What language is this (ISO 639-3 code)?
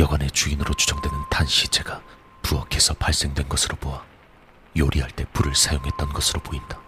kor